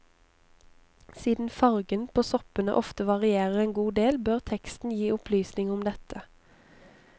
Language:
Norwegian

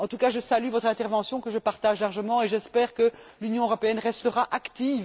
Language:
French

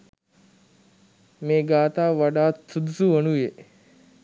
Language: Sinhala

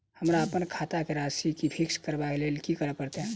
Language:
Maithili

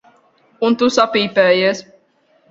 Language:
Latvian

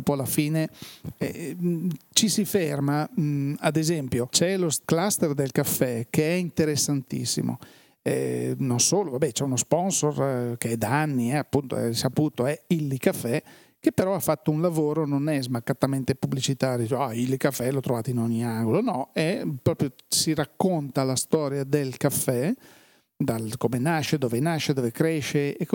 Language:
Italian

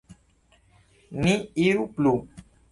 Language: Esperanto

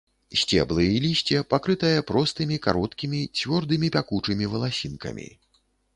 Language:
Belarusian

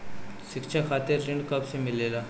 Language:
Bhojpuri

